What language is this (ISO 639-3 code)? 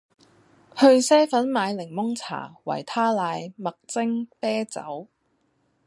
yue